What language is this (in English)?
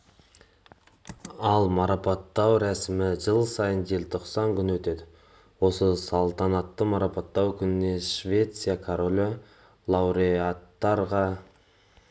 Kazakh